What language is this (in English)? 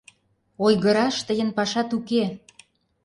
Mari